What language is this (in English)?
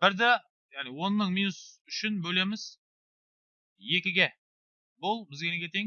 Turkish